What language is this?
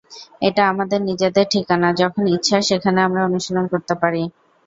Bangla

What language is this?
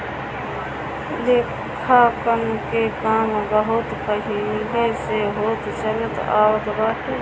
Bhojpuri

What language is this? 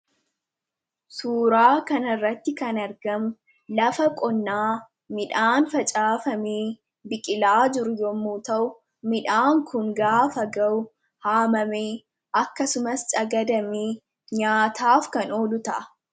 Oromo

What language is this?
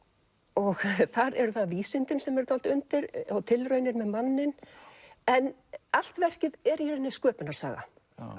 Icelandic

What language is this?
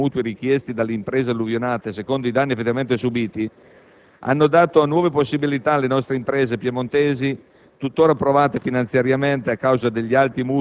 Italian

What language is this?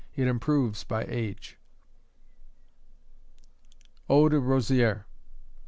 English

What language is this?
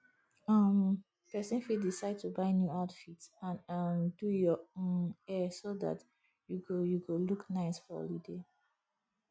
Nigerian Pidgin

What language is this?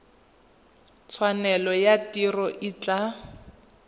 Tswana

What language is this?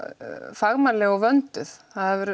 Icelandic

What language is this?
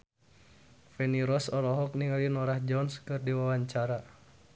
Sundanese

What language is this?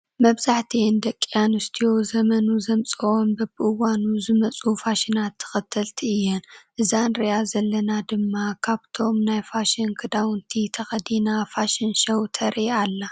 Tigrinya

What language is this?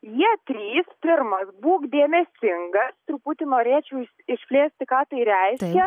Lithuanian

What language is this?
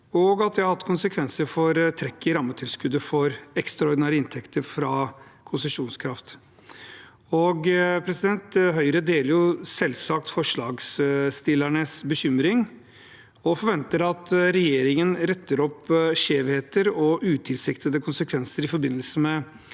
Norwegian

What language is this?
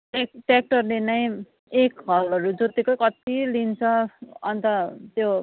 Nepali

